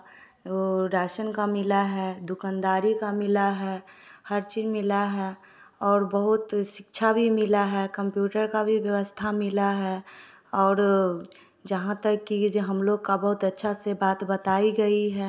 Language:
Hindi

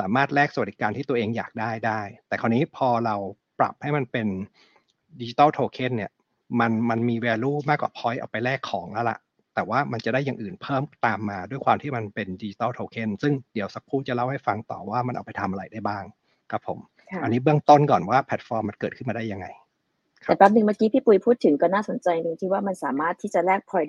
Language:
Thai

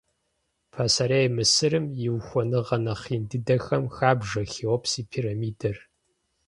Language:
Kabardian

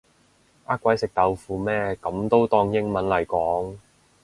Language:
Cantonese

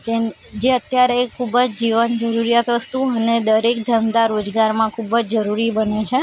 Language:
Gujarati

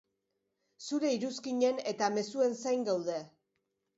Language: Basque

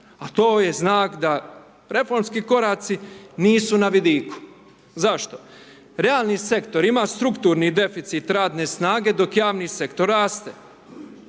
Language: Croatian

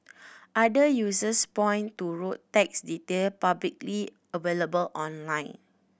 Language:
English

